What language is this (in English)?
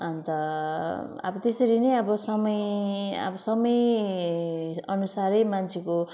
Nepali